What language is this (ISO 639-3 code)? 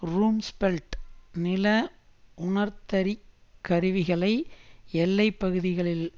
tam